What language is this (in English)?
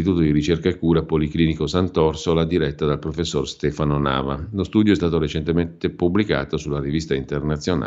Italian